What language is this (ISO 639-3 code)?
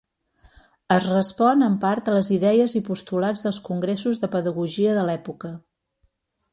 cat